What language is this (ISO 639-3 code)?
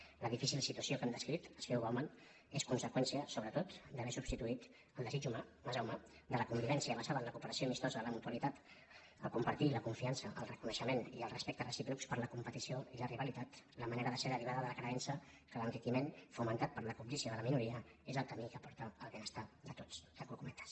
cat